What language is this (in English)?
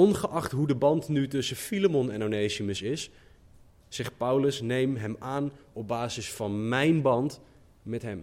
Dutch